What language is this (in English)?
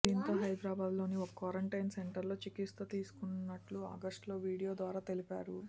Telugu